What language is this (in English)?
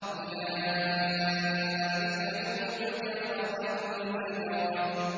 Arabic